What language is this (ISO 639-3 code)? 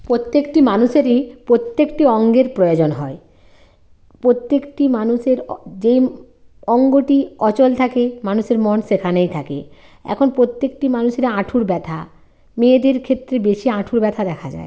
ben